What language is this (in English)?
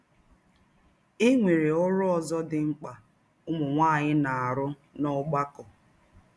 Igbo